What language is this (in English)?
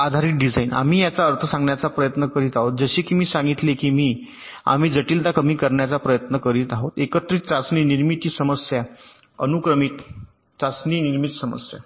Marathi